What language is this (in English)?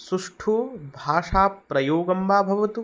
Sanskrit